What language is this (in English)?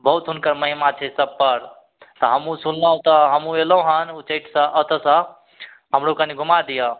Maithili